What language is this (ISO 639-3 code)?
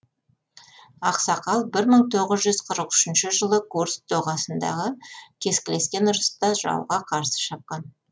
kaz